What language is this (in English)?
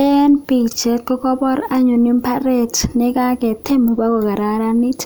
Kalenjin